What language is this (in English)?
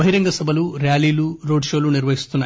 Telugu